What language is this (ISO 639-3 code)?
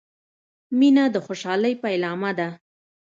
pus